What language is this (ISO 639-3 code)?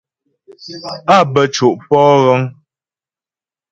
bbj